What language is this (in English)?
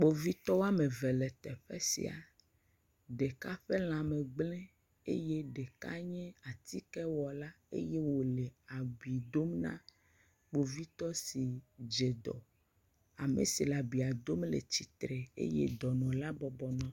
Ewe